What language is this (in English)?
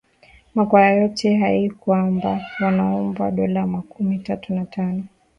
Swahili